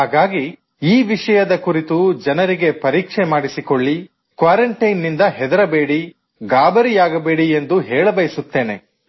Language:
Kannada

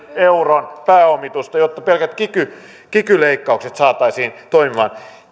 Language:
Finnish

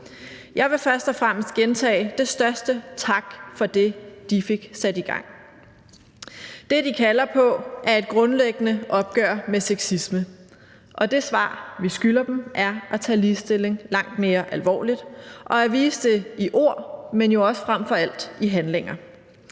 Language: Danish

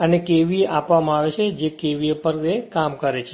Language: Gujarati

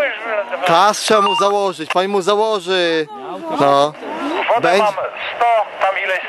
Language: Polish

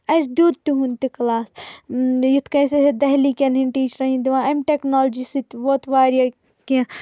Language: Kashmiri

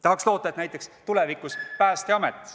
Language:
Estonian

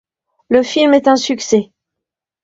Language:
French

